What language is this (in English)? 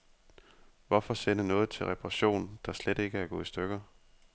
Danish